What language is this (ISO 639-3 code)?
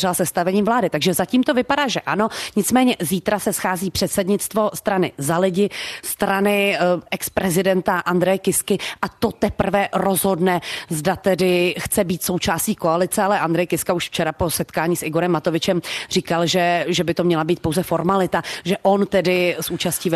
ces